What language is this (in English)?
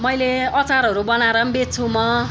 Nepali